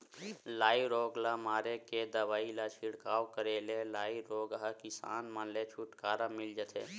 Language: Chhattisgarhi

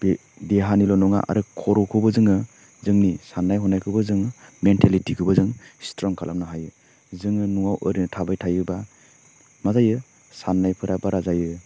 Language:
Bodo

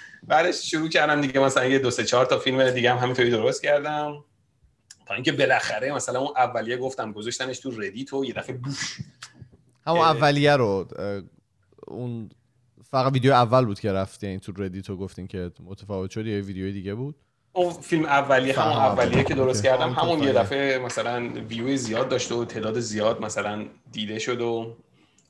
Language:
Persian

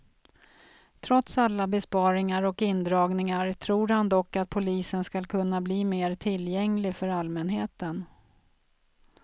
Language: Swedish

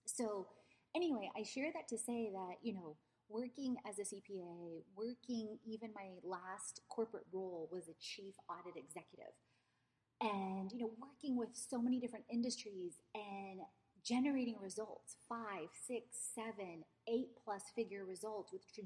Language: English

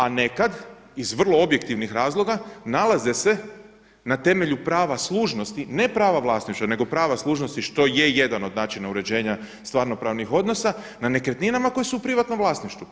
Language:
Croatian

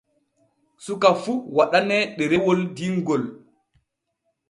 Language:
Borgu Fulfulde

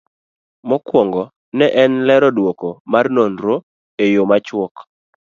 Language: Luo (Kenya and Tanzania)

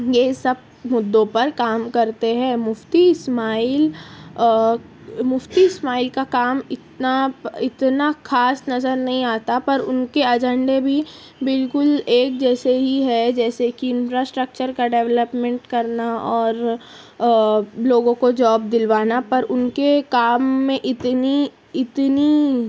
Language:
Urdu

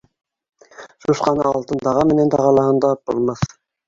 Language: Bashkir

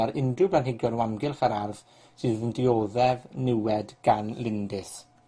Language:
Welsh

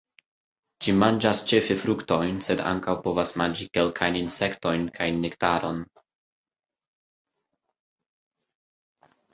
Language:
Esperanto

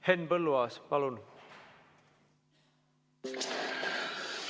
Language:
Estonian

